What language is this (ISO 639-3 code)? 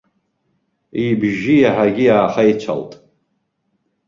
abk